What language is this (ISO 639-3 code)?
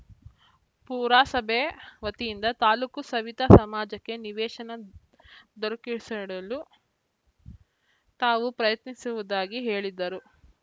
kan